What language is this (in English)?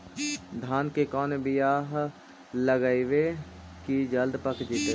Magahi